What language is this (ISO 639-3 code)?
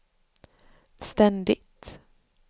swe